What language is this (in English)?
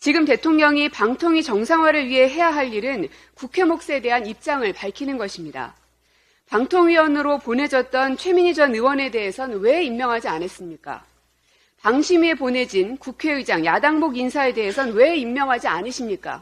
Korean